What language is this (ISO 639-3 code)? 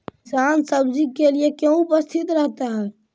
mag